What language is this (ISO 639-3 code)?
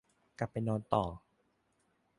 tha